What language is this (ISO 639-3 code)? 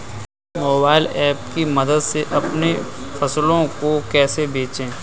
hin